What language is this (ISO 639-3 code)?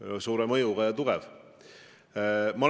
est